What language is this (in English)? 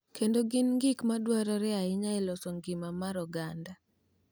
Luo (Kenya and Tanzania)